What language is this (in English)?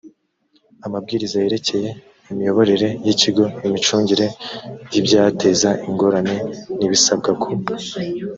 Kinyarwanda